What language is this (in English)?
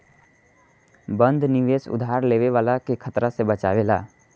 Bhojpuri